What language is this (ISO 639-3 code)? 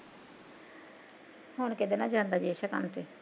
pan